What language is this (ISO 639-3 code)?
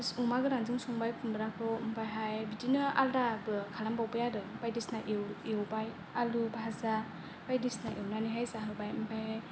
brx